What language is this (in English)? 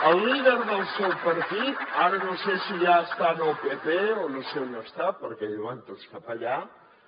Catalan